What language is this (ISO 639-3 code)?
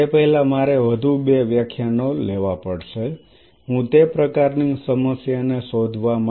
guj